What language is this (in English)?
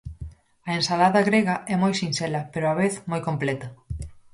Galician